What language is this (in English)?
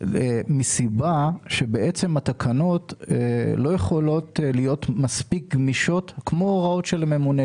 Hebrew